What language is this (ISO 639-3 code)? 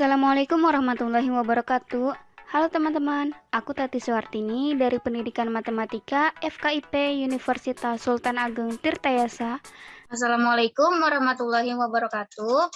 ind